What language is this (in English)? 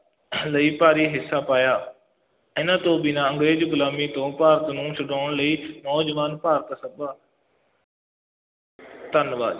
Punjabi